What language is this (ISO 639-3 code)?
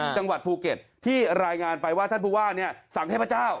tha